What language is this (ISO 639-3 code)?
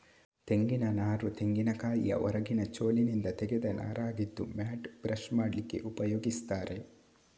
kan